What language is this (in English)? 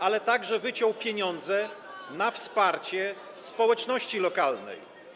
Polish